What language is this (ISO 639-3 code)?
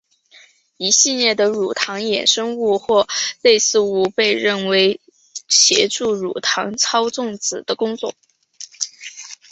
zho